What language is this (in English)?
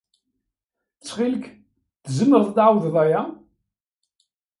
Kabyle